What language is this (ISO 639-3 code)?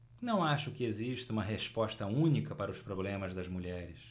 por